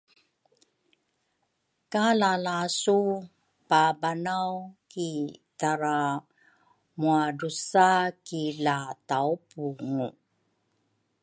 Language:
Rukai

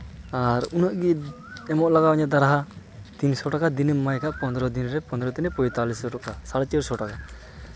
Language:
Santali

